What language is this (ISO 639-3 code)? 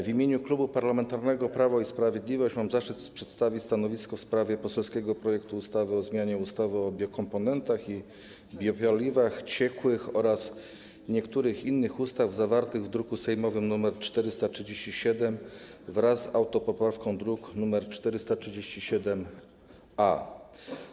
pol